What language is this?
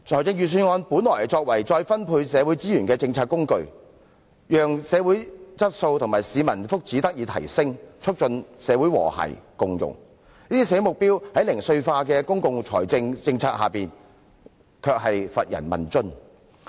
Cantonese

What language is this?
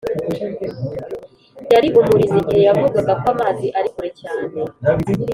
Kinyarwanda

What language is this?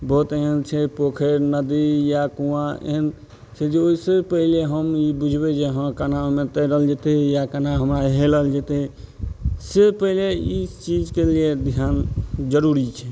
Maithili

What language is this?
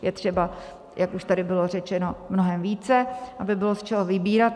Czech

